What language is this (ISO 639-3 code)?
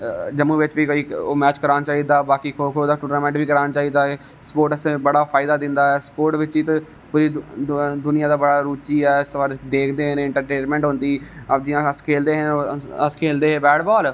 doi